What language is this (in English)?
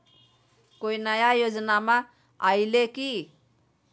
Magahi